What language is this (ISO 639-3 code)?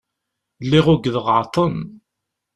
kab